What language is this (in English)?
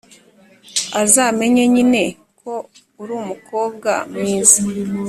Kinyarwanda